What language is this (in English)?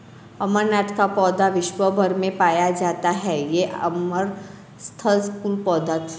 Hindi